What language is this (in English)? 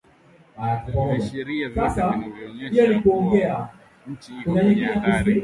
Swahili